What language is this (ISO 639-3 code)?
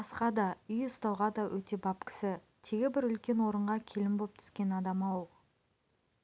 kaz